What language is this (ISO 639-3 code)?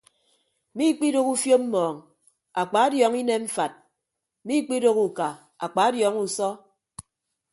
ibb